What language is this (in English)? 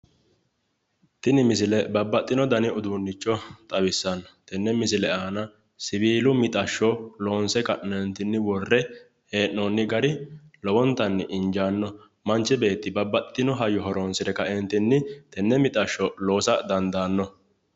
Sidamo